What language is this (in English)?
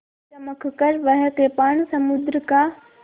Hindi